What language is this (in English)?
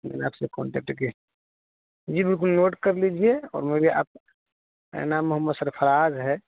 Urdu